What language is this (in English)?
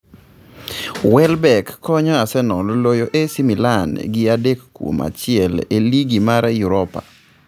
Luo (Kenya and Tanzania)